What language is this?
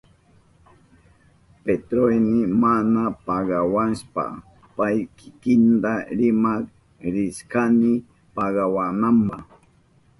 Southern Pastaza Quechua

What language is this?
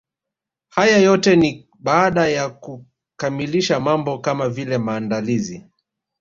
Swahili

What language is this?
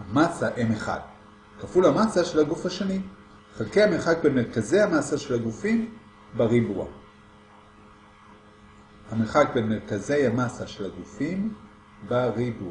Hebrew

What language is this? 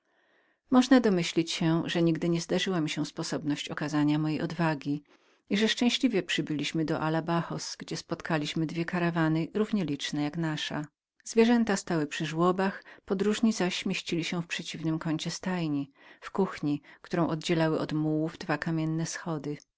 Polish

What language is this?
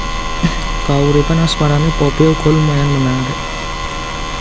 Javanese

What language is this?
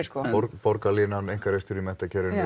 Icelandic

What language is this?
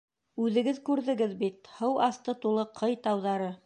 Bashkir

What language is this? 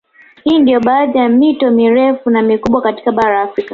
Swahili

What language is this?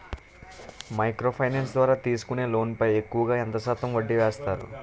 Telugu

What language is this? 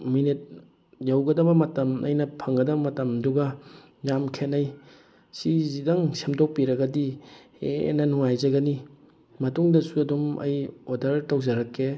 Manipuri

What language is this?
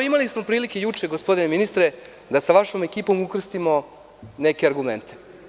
Serbian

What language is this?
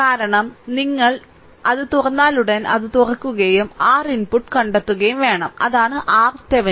Malayalam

